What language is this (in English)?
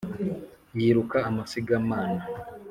Kinyarwanda